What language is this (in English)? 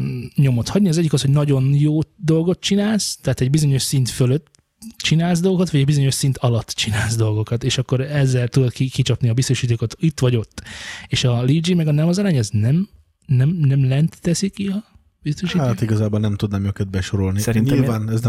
Hungarian